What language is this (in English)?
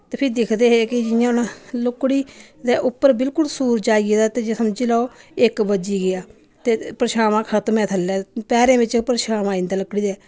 Dogri